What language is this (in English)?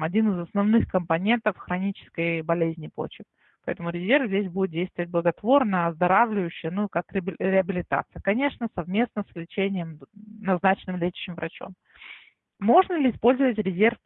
Russian